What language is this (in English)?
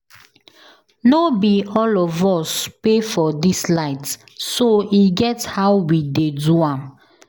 Nigerian Pidgin